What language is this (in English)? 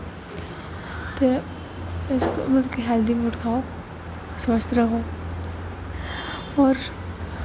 Dogri